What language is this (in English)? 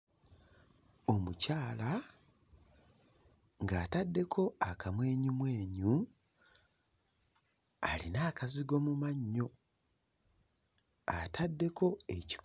Ganda